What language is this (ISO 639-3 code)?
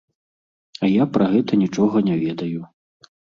bel